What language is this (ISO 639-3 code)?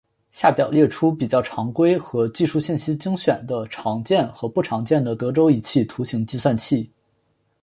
zho